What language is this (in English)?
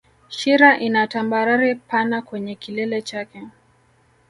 Swahili